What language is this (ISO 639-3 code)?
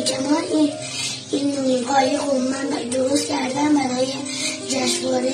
fas